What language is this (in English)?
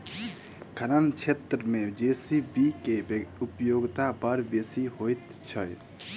Maithili